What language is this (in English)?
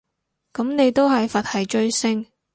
Cantonese